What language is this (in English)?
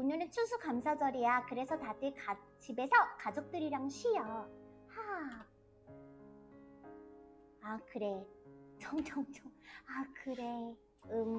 Korean